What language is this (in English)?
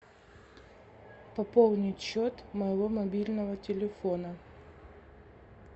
Russian